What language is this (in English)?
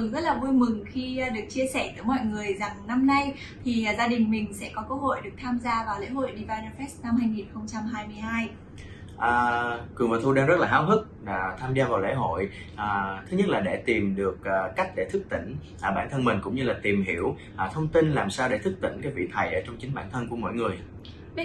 Vietnamese